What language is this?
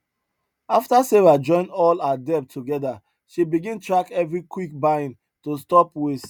Nigerian Pidgin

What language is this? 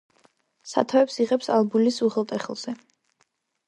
Georgian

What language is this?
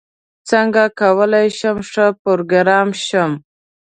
Pashto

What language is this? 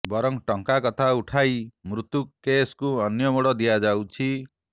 Odia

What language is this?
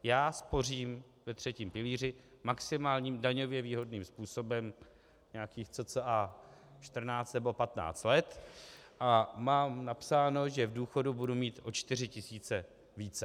Czech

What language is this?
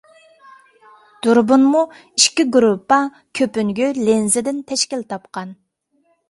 Uyghur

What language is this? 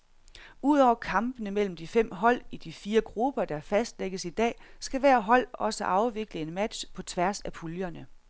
Danish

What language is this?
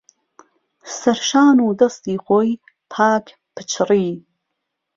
Central Kurdish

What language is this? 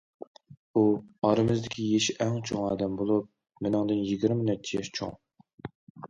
Uyghur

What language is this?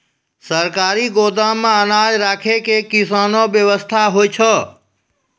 Maithili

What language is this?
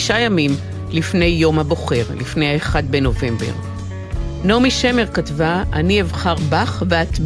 Hebrew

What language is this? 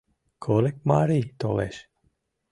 Mari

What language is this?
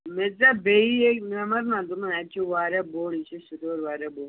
Kashmiri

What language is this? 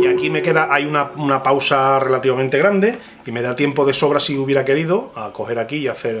Spanish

